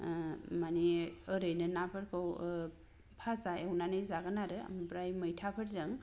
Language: Bodo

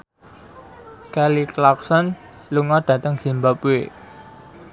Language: Javanese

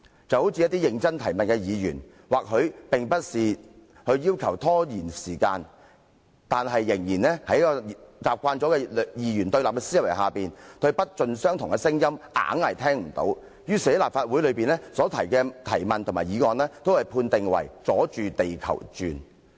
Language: Cantonese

